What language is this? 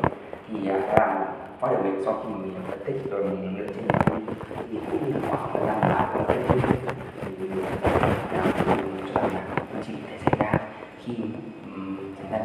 Vietnamese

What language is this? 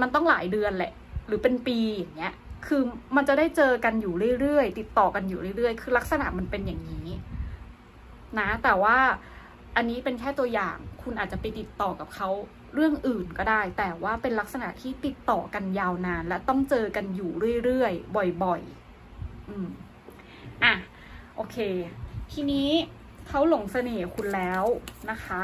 Thai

